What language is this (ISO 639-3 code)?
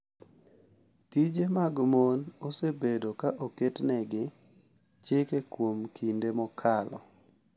luo